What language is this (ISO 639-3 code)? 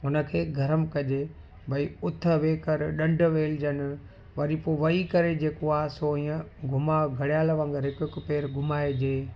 snd